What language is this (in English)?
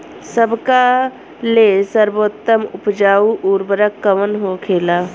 Bhojpuri